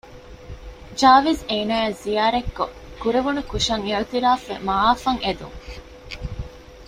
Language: Divehi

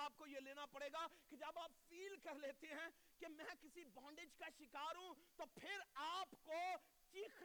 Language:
Urdu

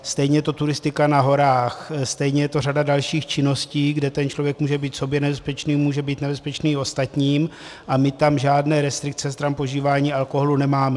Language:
Czech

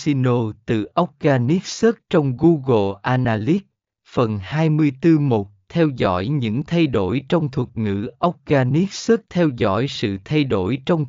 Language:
Vietnamese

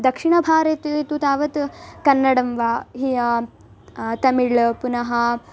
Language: Sanskrit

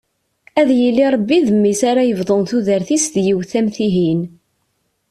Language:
Kabyle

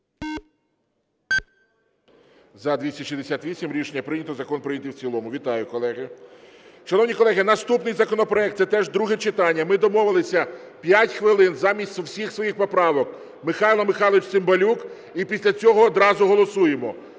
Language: Ukrainian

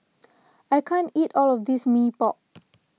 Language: English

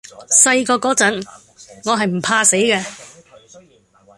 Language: Cantonese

